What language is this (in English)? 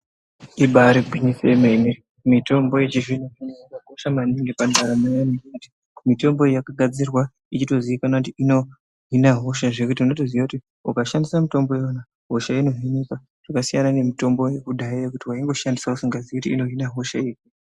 Ndau